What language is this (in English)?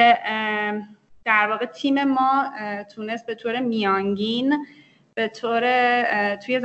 Persian